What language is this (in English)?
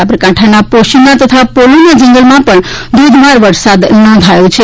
Gujarati